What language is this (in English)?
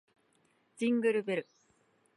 Japanese